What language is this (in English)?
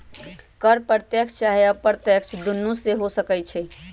Magahi